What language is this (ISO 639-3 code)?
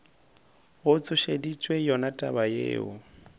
nso